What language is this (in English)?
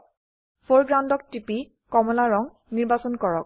Assamese